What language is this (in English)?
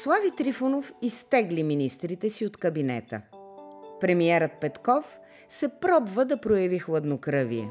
Bulgarian